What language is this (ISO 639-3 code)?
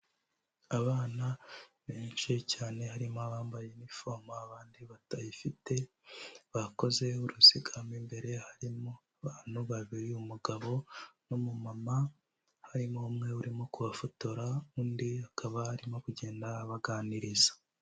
kin